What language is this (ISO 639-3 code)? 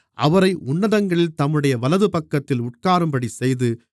tam